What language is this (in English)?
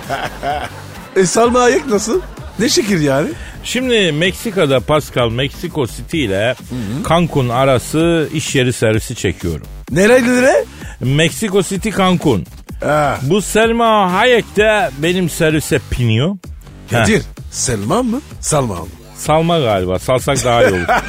Turkish